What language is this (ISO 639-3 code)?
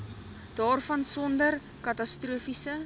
afr